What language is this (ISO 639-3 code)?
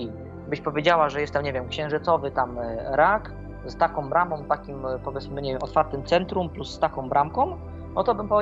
pol